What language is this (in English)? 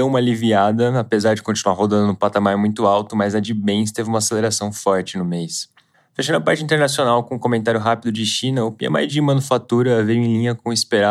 Portuguese